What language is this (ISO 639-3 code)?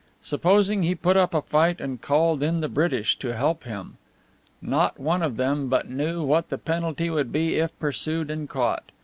eng